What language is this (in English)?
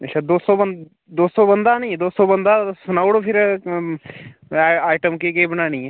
Dogri